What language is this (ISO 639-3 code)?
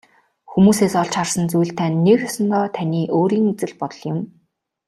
mon